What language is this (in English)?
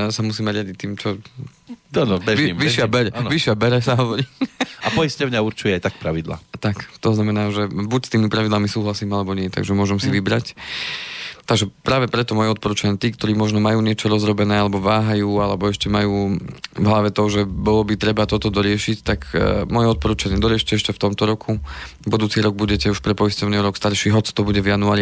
Slovak